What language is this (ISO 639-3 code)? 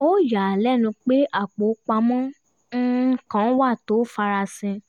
yor